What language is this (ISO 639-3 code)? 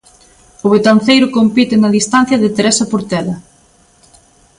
glg